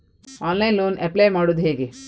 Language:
Kannada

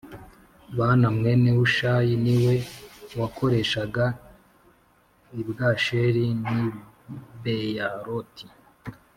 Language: Kinyarwanda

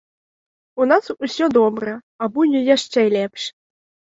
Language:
Belarusian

